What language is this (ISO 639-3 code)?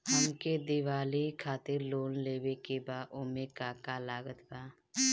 bho